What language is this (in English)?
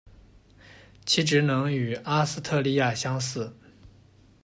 Chinese